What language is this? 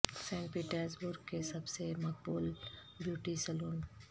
Urdu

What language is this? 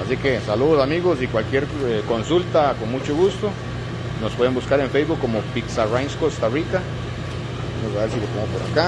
Spanish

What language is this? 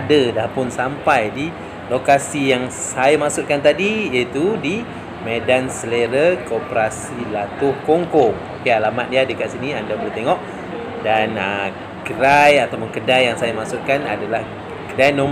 Malay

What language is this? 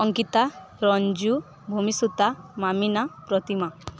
Odia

